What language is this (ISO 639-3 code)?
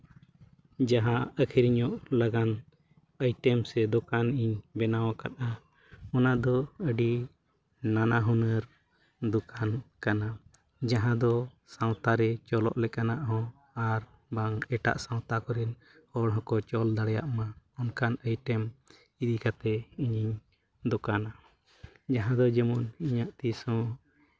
sat